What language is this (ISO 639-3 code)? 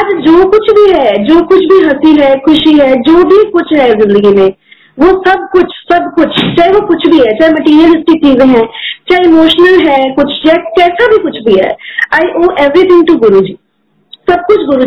hin